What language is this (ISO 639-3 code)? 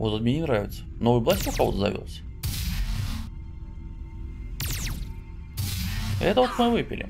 rus